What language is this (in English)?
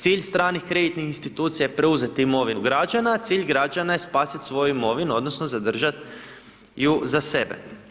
Croatian